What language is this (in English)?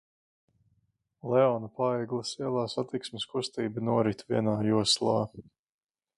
Latvian